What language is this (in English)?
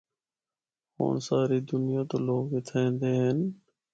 Northern Hindko